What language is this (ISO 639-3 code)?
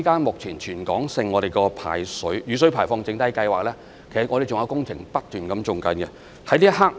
yue